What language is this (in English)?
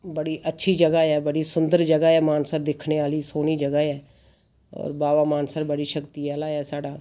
Dogri